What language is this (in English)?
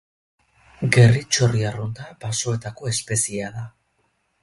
Basque